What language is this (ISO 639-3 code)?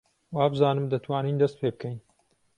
ckb